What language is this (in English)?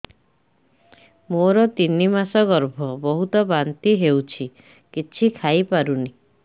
Odia